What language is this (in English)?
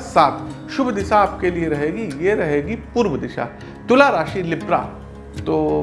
Hindi